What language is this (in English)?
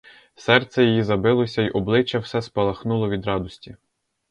Ukrainian